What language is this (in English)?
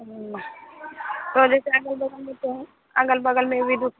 Hindi